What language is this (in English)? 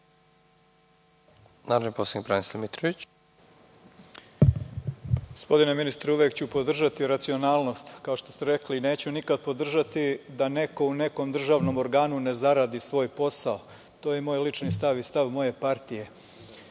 Serbian